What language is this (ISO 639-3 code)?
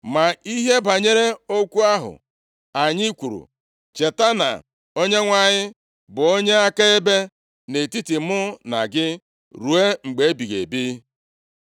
ibo